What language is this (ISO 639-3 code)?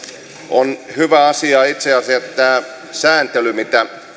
fin